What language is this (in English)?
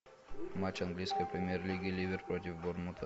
Russian